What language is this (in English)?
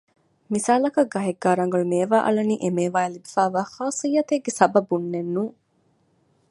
Divehi